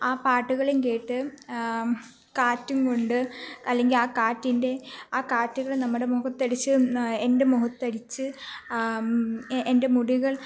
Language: Malayalam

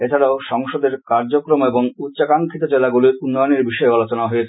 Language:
Bangla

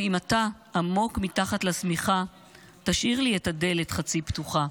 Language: Hebrew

